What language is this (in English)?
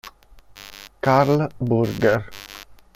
Italian